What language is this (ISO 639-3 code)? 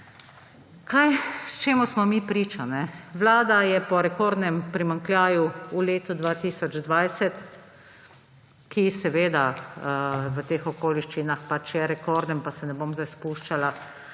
slv